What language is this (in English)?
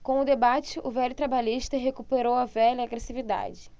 Portuguese